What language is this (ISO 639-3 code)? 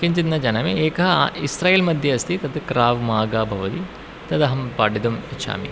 san